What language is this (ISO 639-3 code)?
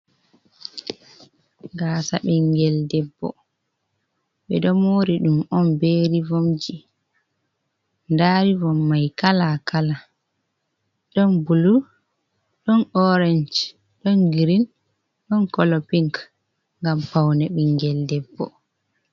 ful